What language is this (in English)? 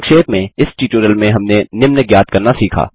Hindi